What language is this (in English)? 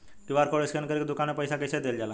Bhojpuri